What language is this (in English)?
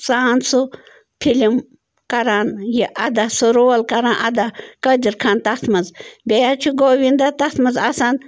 Kashmiri